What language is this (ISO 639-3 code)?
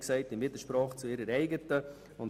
gsw